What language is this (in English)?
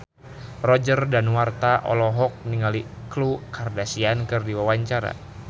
Sundanese